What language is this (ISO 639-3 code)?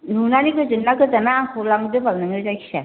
brx